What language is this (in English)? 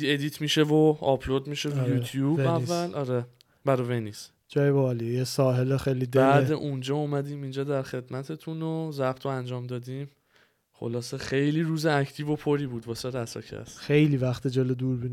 Persian